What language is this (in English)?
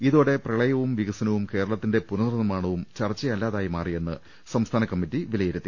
Malayalam